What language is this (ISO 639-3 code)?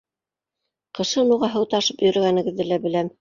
bak